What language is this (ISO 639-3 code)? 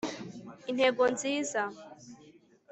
kin